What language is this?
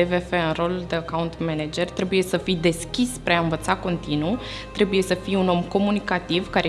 Romanian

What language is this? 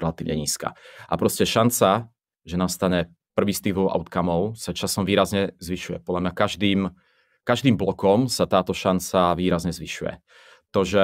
Czech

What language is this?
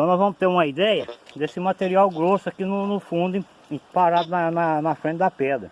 Portuguese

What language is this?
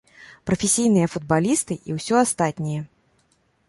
Belarusian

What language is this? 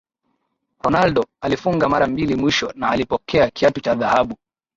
Swahili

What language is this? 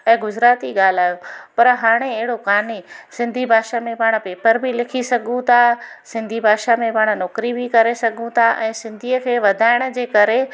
Sindhi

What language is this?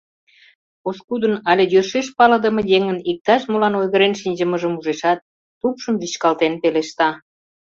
Mari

